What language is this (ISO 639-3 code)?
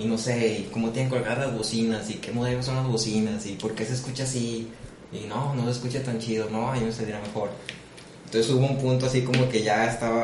spa